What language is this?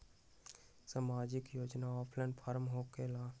Magahi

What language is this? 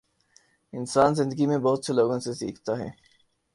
Urdu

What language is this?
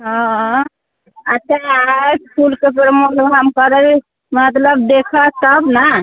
Maithili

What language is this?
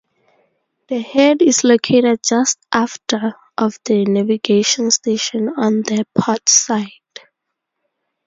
English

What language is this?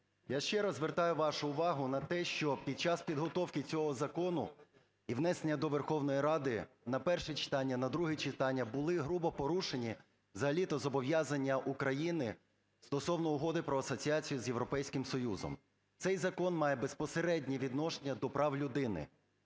Ukrainian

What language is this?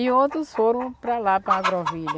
Portuguese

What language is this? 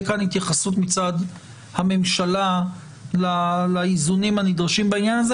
Hebrew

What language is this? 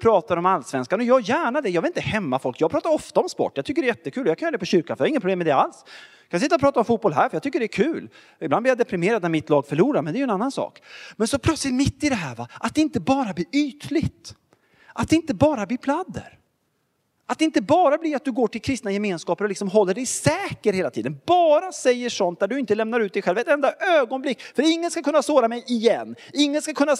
Swedish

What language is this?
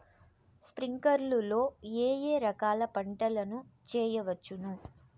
Telugu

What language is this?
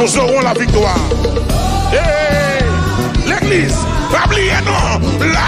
French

